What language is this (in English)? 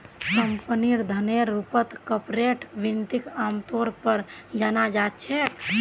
Magahi